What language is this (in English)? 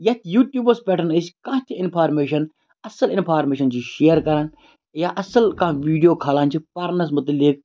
Kashmiri